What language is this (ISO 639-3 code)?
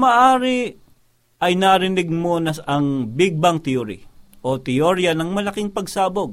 fil